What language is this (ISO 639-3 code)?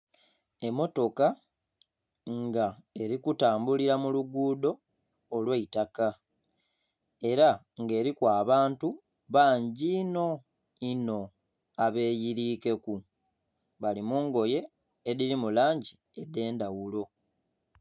xog